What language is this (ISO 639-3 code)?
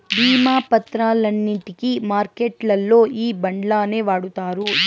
tel